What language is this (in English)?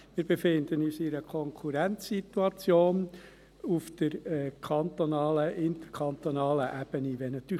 Swiss German